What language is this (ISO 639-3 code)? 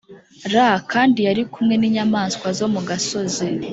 kin